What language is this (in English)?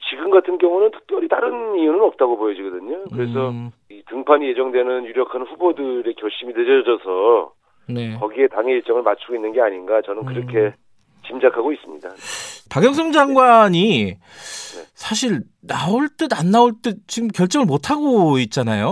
Korean